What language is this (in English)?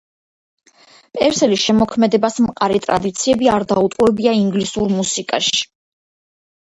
Georgian